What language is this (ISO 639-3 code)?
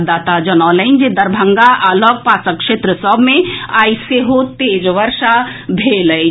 mai